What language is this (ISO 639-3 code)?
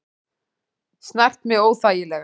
isl